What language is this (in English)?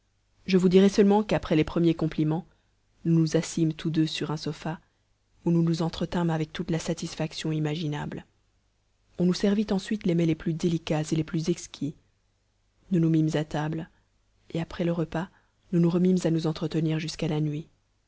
French